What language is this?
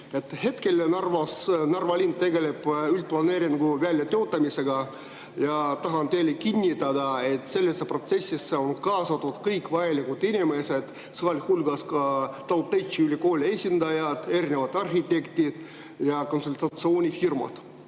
Estonian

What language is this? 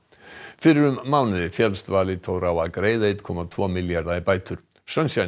Icelandic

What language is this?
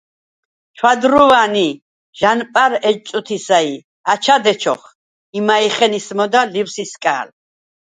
Svan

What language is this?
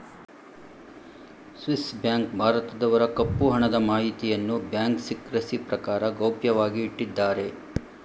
Kannada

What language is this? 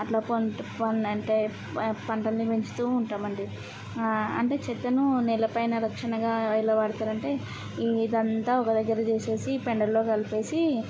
Telugu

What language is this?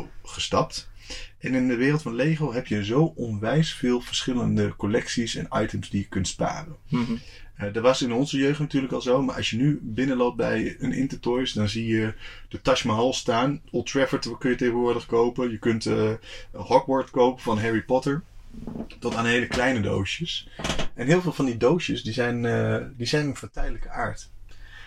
Dutch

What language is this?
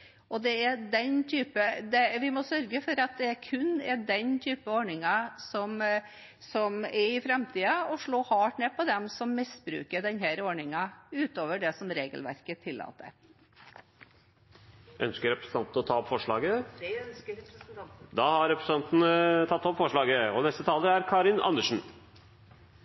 Norwegian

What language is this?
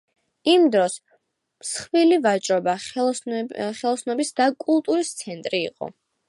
Georgian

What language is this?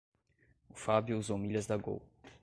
Portuguese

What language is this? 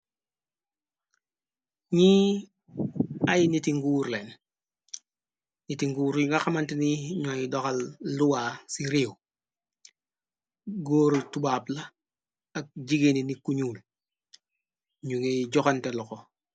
Wolof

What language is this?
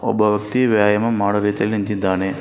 Kannada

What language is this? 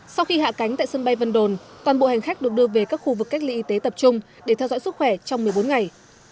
Vietnamese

